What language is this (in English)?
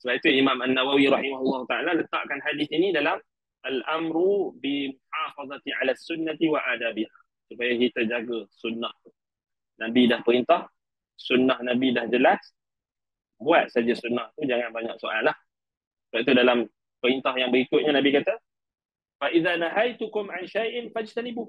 Malay